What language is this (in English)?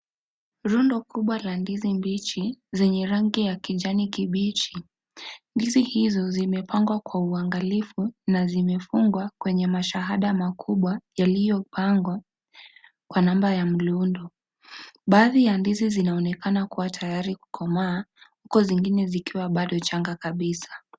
Swahili